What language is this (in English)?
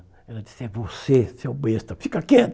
Portuguese